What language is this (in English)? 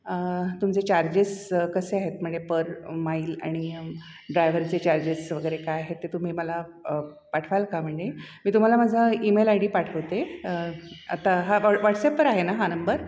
Marathi